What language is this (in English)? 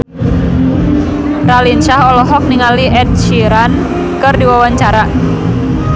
Sundanese